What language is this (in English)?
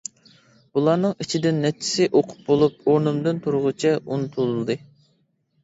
Uyghur